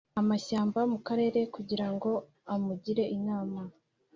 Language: Kinyarwanda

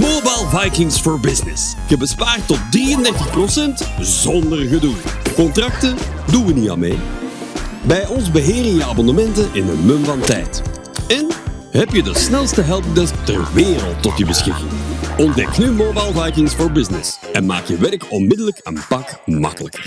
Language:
Dutch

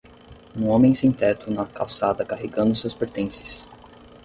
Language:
Portuguese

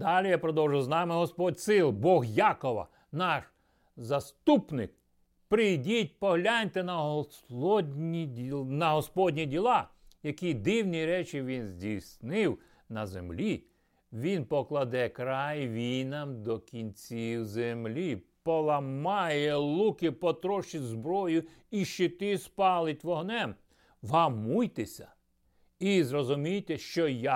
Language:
Ukrainian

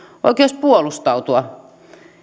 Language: Finnish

